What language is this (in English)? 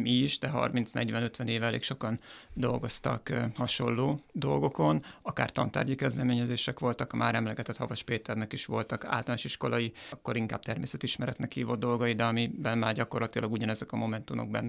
Hungarian